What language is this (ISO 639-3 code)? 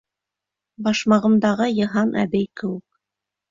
bak